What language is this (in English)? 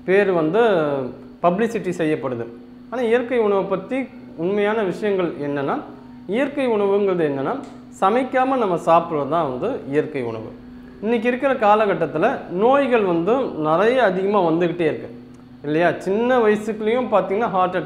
Tamil